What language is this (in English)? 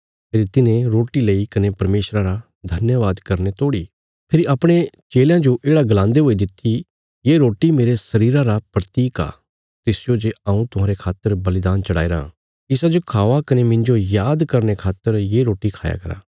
Bilaspuri